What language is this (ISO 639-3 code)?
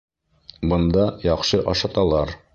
bak